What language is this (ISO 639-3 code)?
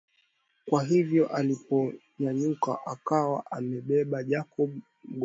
swa